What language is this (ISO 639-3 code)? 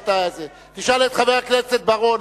heb